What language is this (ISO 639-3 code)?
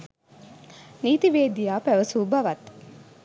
sin